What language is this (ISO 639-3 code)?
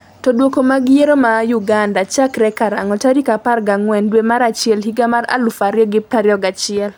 luo